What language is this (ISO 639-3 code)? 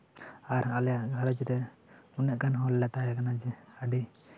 sat